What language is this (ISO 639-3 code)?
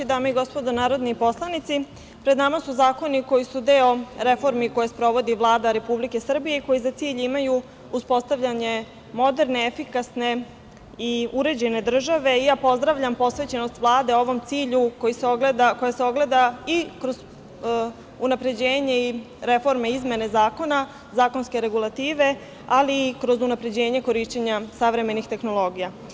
srp